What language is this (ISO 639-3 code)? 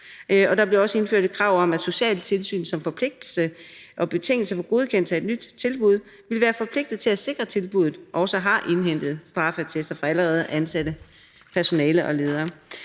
dan